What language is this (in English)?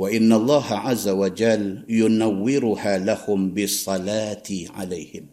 Malay